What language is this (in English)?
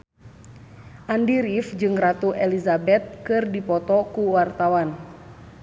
Sundanese